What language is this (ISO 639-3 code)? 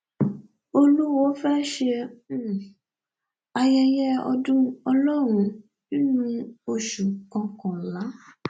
yor